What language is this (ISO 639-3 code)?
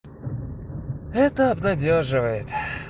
rus